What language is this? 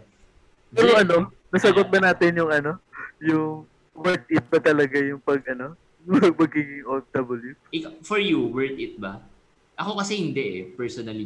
Filipino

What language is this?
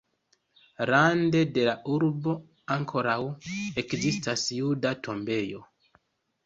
Esperanto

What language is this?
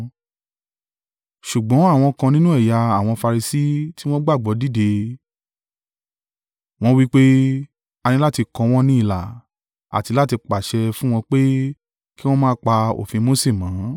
Yoruba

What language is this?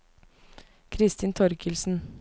Norwegian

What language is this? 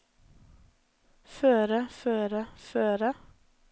Norwegian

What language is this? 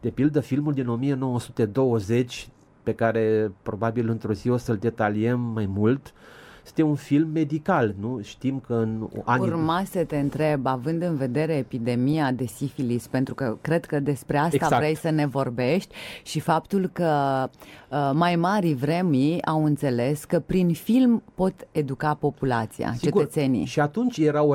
Romanian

